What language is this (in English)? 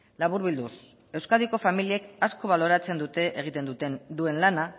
Basque